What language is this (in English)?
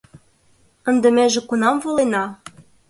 Mari